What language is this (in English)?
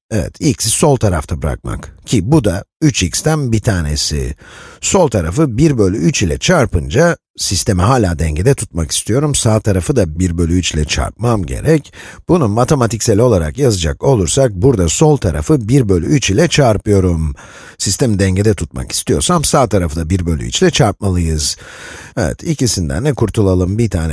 Turkish